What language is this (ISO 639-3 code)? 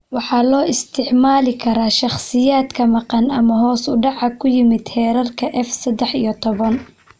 som